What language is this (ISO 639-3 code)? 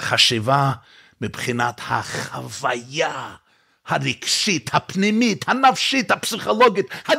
heb